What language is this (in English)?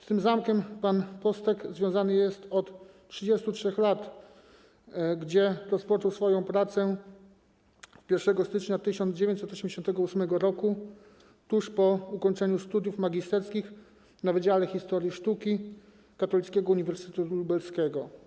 Polish